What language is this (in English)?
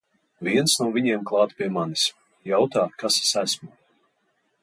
Latvian